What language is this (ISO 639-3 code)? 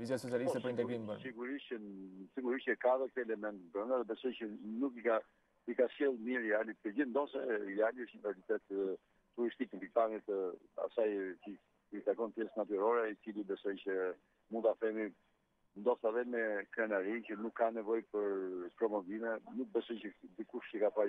ron